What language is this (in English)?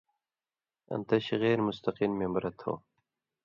Indus Kohistani